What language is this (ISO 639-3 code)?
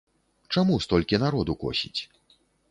bel